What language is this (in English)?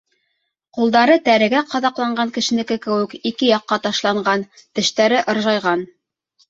Bashkir